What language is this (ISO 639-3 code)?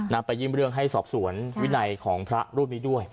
tha